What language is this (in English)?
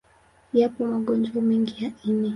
Swahili